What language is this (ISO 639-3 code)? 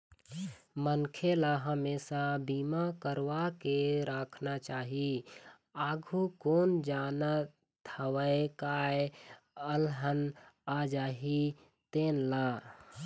hne